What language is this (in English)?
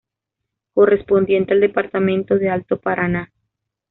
Spanish